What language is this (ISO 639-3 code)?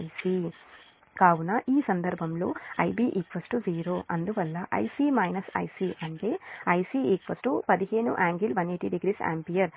tel